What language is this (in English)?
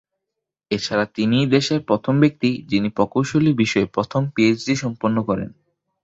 Bangla